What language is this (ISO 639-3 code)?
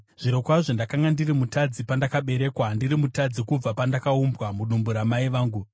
sna